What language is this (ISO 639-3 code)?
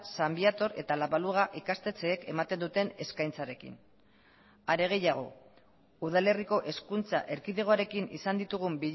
eus